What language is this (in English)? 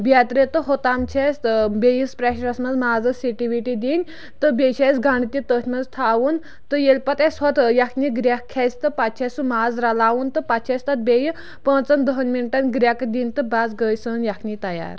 Kashmiri